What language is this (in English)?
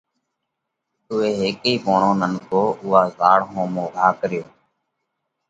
Parkari Koli